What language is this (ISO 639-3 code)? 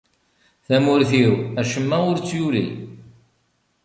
kab